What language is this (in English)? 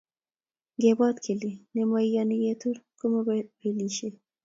Kalenjin